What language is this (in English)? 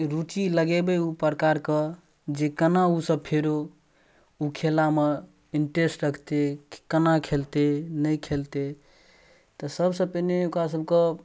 Maithili